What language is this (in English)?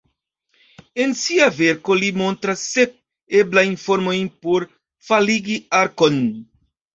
Esperanto